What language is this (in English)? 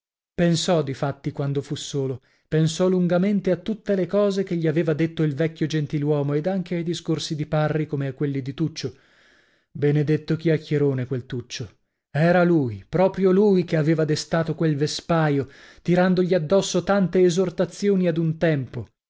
Italian